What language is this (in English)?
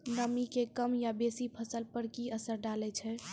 Maithili